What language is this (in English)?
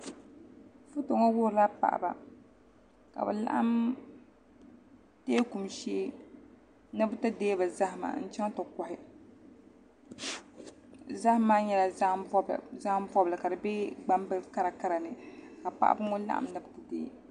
Dagbani